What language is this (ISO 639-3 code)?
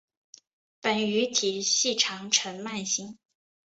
zho